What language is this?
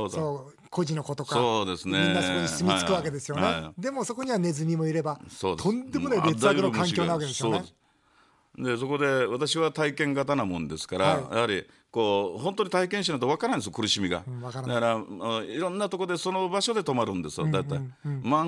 Japanese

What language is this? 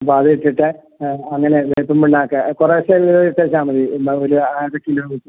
Malayalam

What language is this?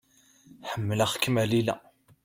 Kabyle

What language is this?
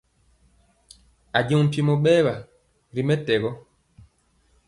Mpiemo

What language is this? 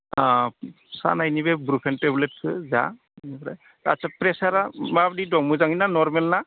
Bodo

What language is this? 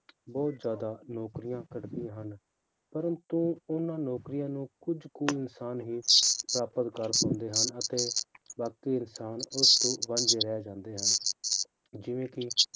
Punjabi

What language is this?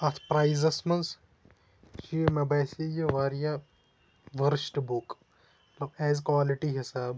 Kashmiri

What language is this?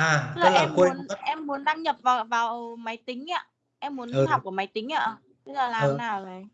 Vietnamese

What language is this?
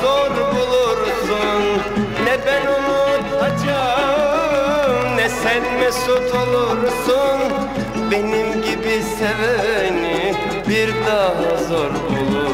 Turkish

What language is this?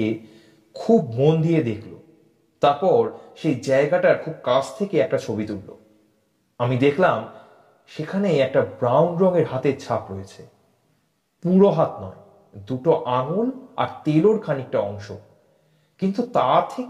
Bangla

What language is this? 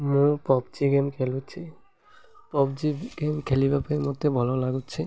Odia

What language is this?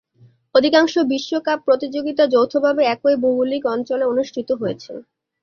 Bangla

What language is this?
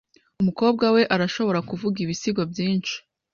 Kinyarwanda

